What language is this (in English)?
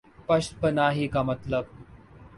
Urdu